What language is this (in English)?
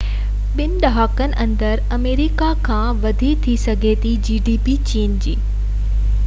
Sindhi